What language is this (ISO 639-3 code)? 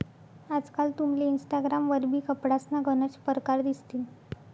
mar